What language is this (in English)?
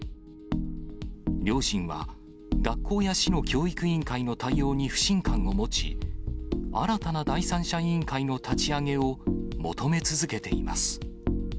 Japanese